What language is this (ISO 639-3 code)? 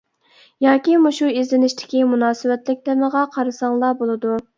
uig